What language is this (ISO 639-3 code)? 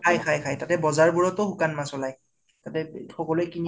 asm